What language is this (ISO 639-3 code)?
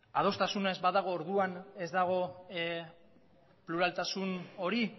eus